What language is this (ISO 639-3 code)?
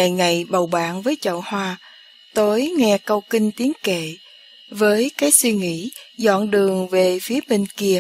vie